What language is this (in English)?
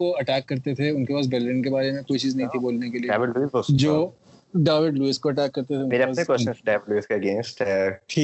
Urdu